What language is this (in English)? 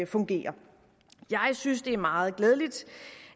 Danish